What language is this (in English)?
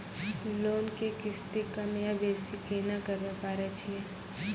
Maithili